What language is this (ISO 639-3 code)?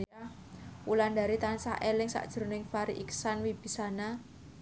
jav